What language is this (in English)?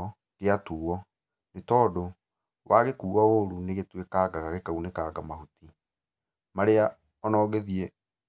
Kikuyu